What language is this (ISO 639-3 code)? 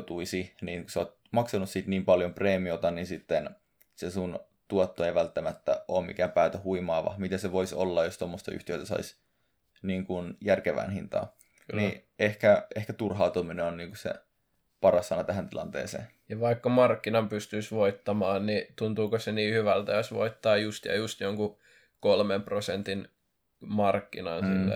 fin